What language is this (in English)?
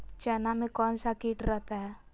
Magahi